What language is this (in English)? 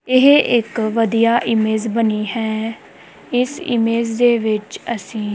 Punjabi